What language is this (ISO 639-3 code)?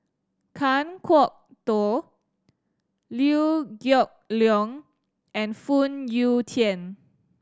eng